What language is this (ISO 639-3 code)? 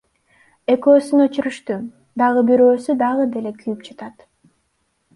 kir